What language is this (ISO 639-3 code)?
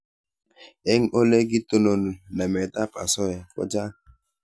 kln